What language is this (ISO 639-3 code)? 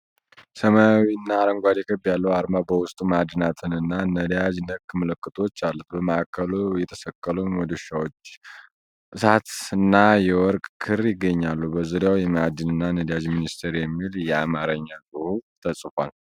amh